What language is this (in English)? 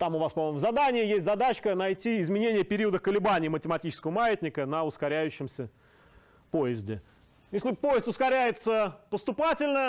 Russian